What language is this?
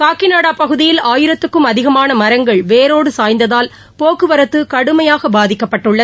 Tamil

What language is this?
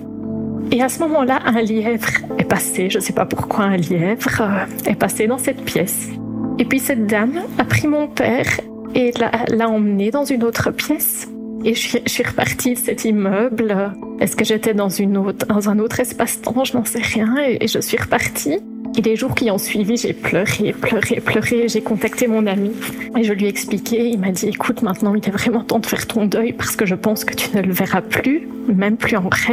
French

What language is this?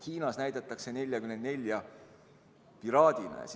Estonian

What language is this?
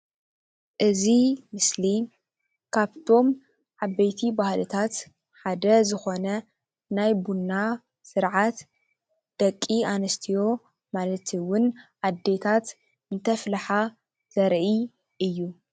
Tigrinya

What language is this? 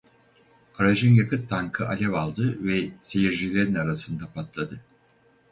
Turkish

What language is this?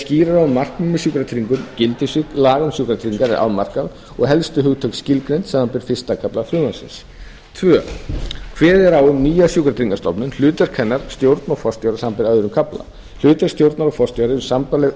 Icelandic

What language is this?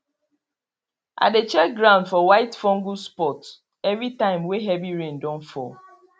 Nigerian Pidgin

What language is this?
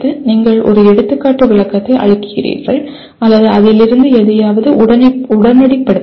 Tamil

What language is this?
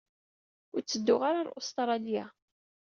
Kabyle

